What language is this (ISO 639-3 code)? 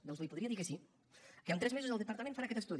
cat